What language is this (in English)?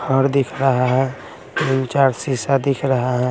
Hindi